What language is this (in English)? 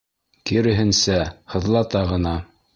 Bashkir